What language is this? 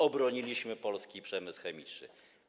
Polish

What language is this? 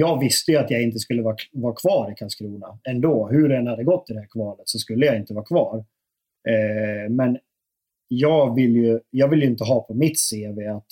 Swedish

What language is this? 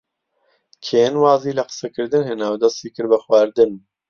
Central Kurdish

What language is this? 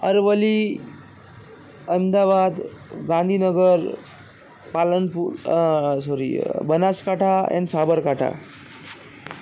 Gujarati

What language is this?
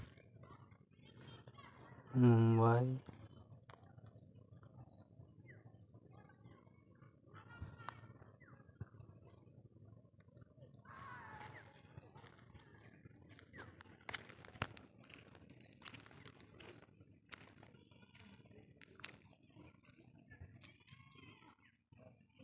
Santali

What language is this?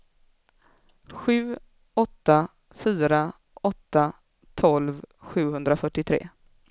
Swedish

